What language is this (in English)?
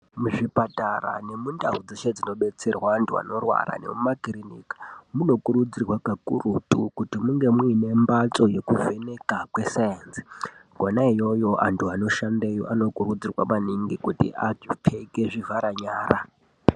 Ndau